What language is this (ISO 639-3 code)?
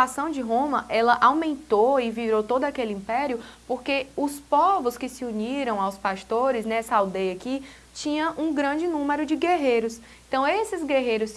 por